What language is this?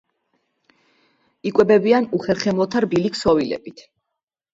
Georgian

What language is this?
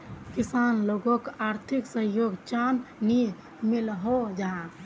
Magahi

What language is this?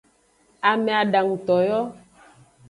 Aja (Benin)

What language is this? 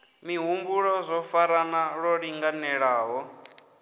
Venda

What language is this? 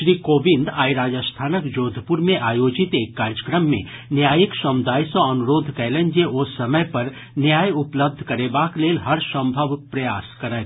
Maithili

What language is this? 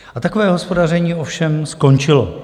Czech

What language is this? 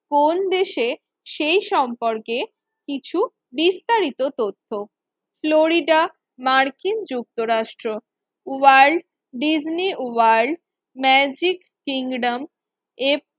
Bangla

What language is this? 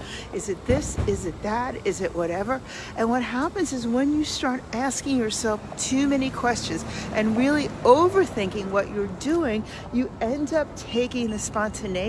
English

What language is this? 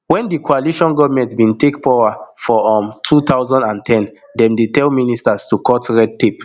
Nigerian Pidgin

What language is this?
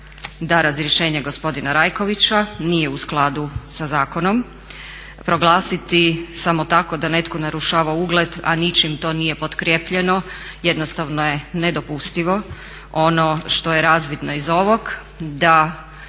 Croatian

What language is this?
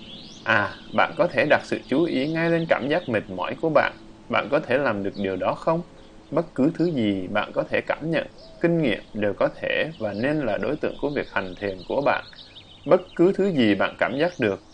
Vietnamese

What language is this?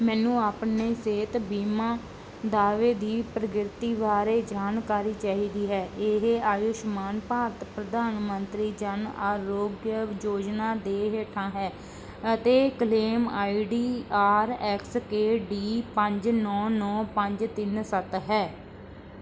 Punjabi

